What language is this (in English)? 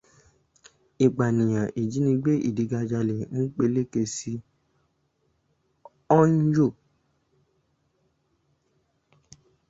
Yoruba